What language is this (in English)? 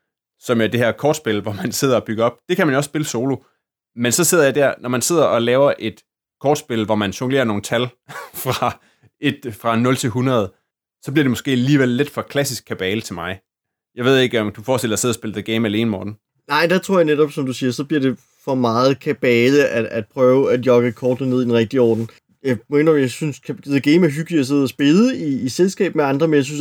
Danish